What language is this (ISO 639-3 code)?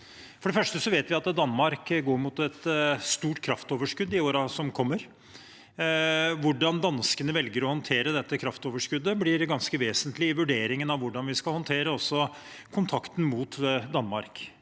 nor